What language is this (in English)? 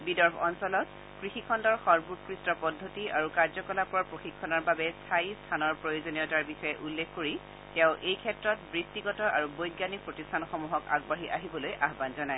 Assamese